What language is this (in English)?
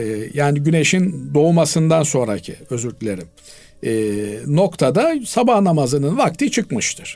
Turkish